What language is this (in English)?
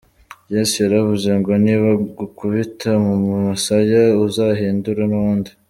Kinyarwanda